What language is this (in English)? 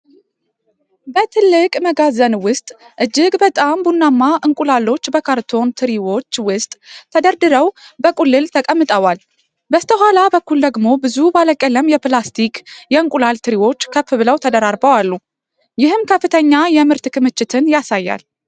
Amharic